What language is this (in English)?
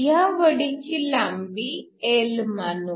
Marathi